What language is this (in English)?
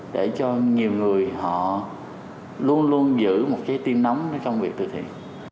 Vietnamese